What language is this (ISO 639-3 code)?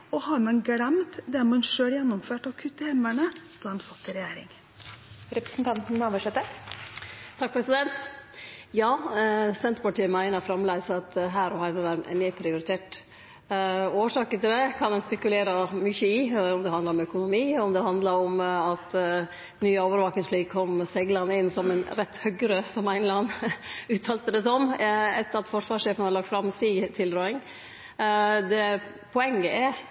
nor